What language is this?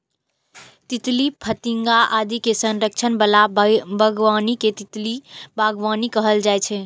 Maithili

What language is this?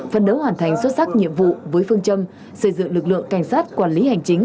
Vietnamese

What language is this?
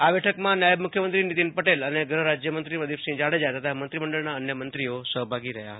Gujarati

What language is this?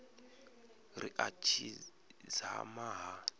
Venda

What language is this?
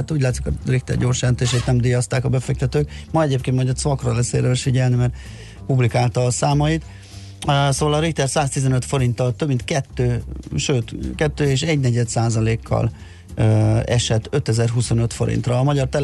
Hungarian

